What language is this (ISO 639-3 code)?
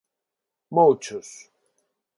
glg